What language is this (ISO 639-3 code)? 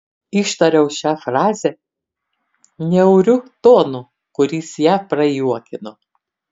lit